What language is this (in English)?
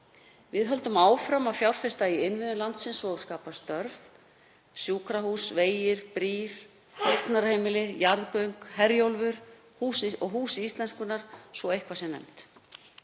Icelandic